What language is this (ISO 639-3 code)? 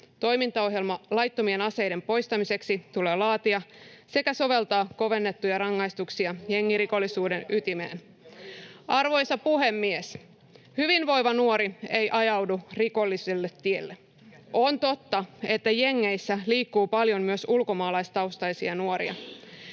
fin